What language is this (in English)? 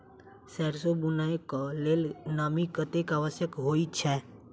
Maithili